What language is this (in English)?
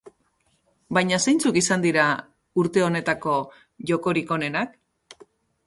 Basque